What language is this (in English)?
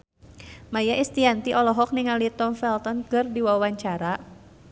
Sundanese